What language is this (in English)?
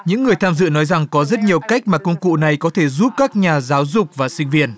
Vietnamese